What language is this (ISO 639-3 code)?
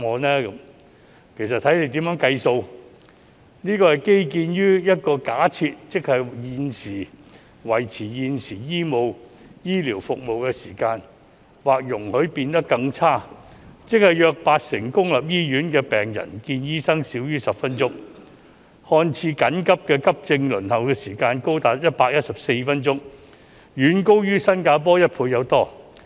yue